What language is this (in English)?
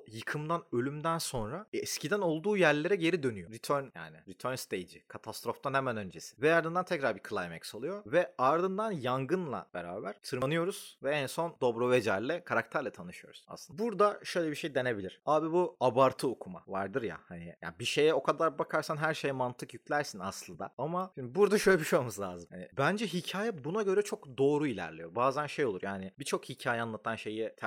Turkish